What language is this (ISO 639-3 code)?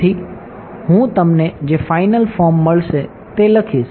guj